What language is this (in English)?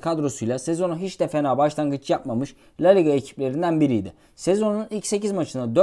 Turkish